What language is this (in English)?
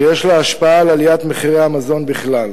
Hebrew